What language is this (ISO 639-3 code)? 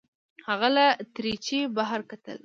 pus